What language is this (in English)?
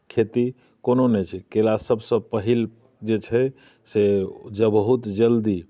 Maithili